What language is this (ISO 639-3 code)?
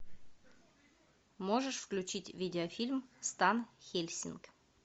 rus